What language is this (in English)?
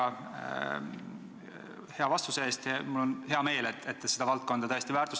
Estonian